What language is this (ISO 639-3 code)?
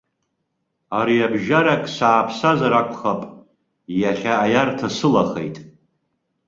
abk